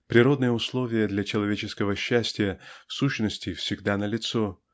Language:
Russian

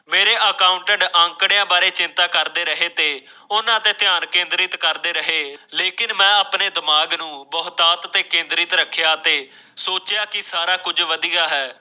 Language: Punjabi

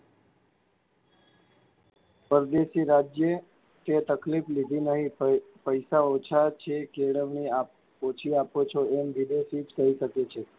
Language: Gujarati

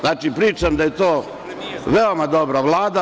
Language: Serbian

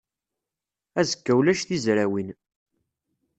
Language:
Kabyle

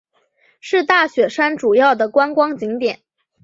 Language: Chinese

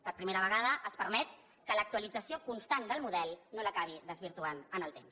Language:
Catalan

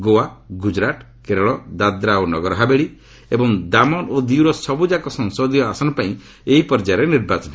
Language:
Odia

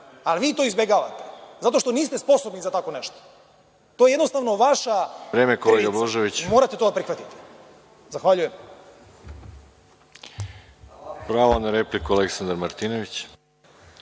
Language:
Serbian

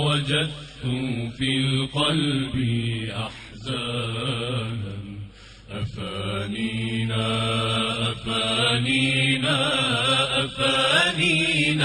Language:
Arabic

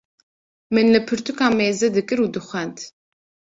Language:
Kurdish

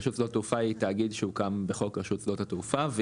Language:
Hebrew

